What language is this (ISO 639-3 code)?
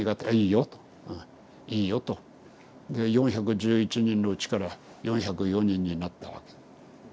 jpn